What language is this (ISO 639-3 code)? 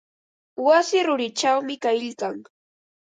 qva